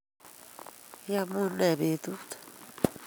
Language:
Kalenjin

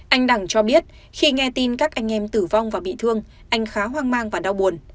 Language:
Vietnamese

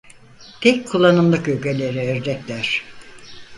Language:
Turkish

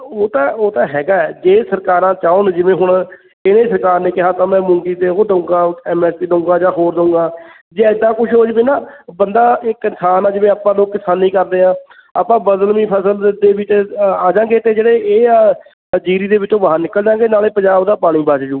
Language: Punjabi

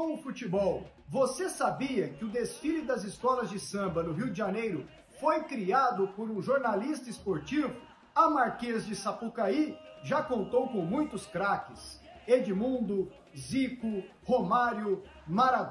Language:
Portuguese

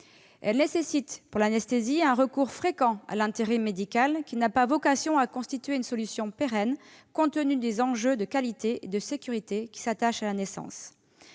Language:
French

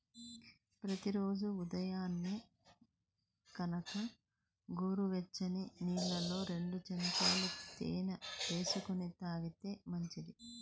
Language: Telugu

